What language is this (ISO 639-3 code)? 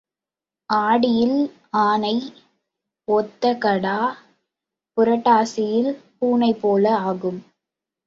tam